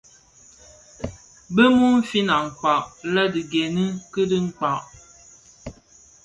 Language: Bafia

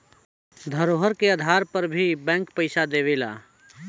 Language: Bhojpuri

